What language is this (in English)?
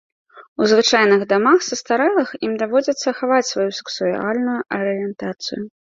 Belarusian